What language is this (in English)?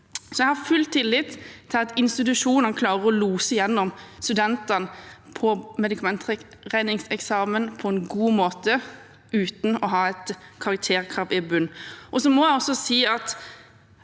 Norwegian